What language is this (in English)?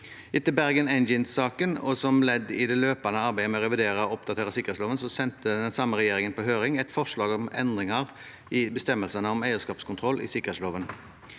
Norwegian